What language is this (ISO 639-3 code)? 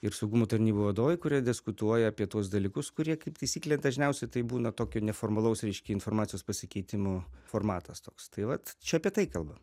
lit